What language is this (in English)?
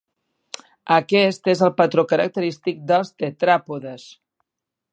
Catalan